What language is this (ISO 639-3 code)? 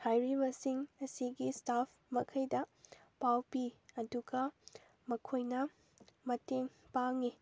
mni